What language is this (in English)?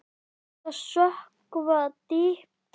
Icelandic